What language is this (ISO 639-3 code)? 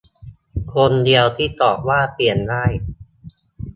tha